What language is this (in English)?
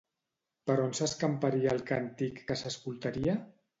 Catalan